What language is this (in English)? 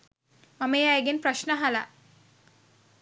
Sinhala